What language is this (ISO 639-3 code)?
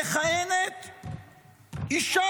heb